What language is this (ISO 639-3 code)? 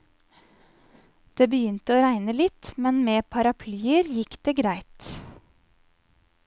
nor